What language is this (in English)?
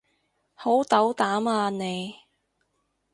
Cantonese